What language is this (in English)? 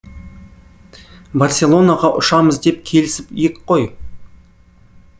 Kazakh